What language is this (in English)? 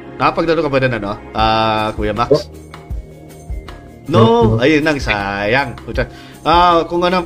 Filipino